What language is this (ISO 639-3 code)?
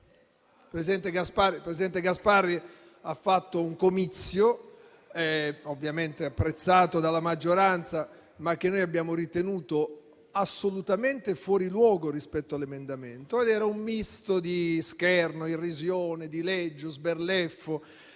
ita